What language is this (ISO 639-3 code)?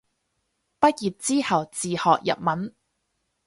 yue